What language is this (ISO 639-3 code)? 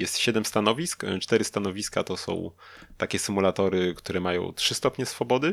pol